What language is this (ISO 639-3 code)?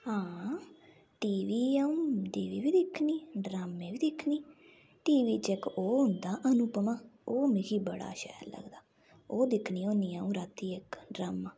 doi